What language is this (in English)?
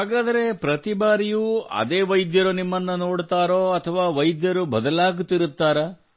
Kannada